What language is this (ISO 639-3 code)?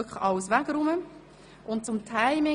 gsw